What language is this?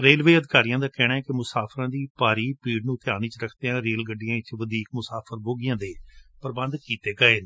Punjabi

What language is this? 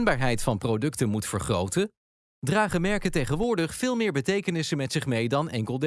Dutch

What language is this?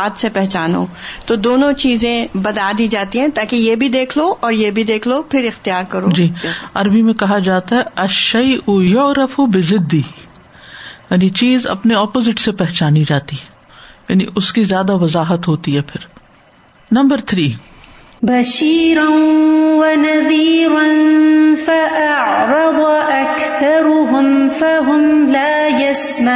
Urdu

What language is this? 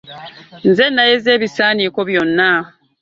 Ganda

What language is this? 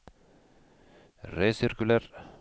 Norwegian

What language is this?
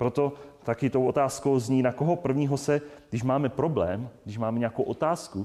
Czech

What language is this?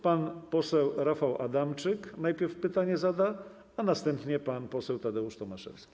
Polish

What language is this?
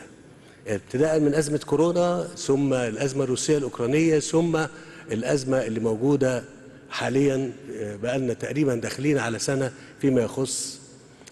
Arabic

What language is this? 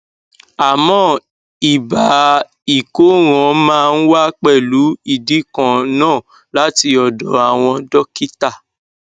Yoruba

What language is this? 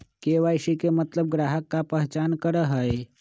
Magahi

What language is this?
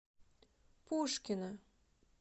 Russian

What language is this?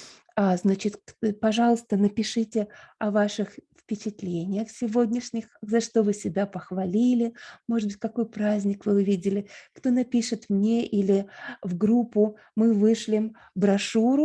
Russian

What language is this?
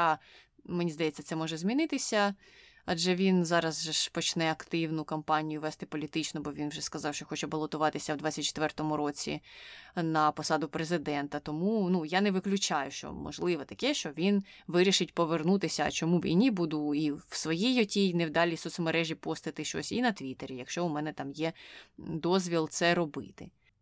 Ukrainian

